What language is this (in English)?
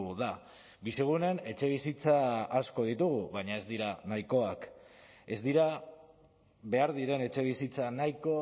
Basque